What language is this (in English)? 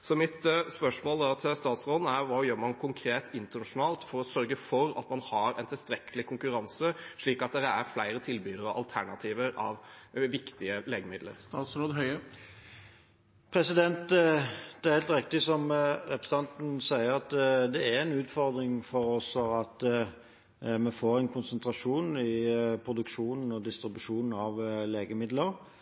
Norwegian Bokmål